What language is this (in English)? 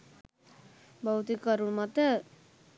Sinhala